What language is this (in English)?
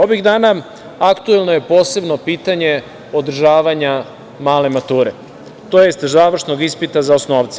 Serbian